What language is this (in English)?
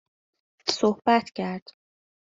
Persian